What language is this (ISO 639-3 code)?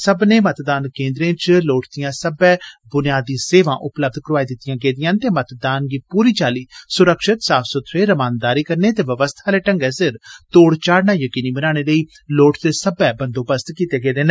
doi